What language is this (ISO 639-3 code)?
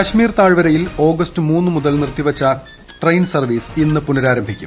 mal